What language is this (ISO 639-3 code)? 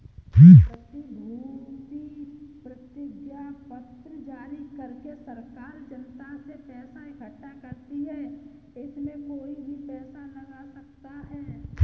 hin